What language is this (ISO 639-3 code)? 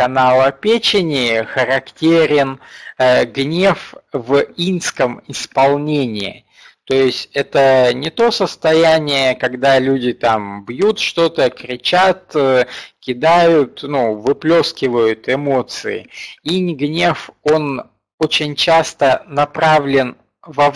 rus